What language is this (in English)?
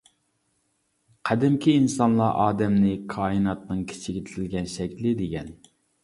Uyghur